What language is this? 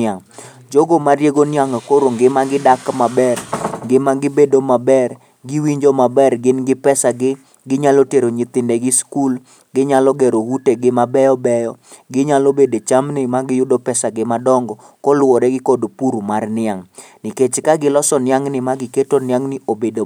Luo (Kenya and Tanzania)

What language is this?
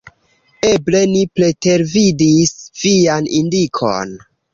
Esperanto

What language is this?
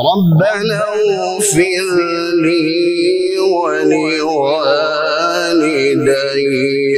Arabic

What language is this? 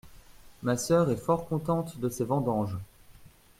French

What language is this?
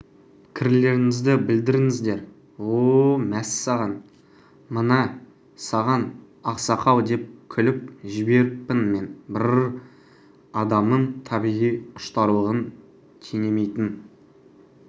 Kazakh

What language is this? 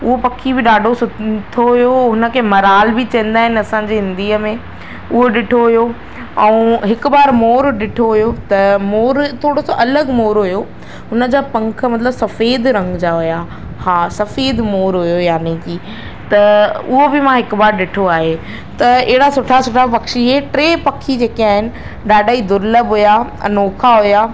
Sindhi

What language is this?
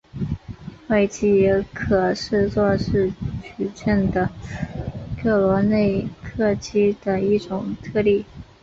Chinese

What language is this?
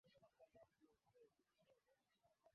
Swahili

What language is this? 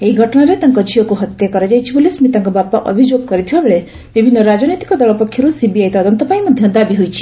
Odia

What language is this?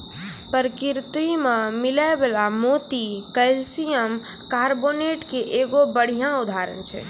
Maithili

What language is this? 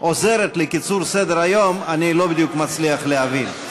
Hebrew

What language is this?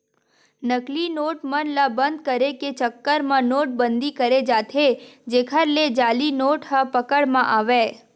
Chhattisgarhi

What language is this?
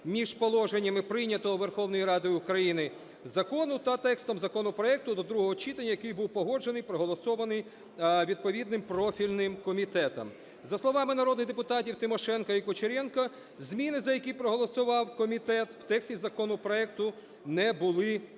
Ukrainian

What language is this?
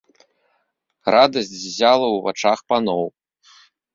Belarusian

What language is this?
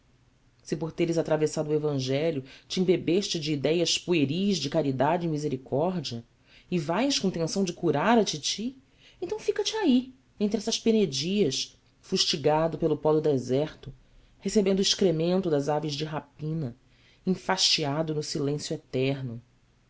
Portuguese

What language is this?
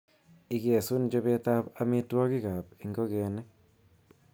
Kalenjin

